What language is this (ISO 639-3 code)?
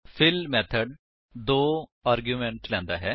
pan